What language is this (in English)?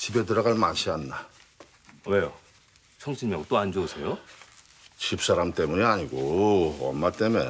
Korean